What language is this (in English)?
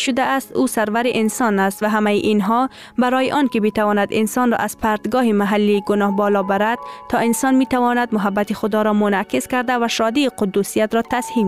Persian